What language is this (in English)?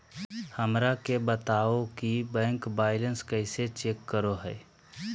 Magahi